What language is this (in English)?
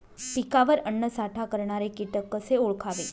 Marathi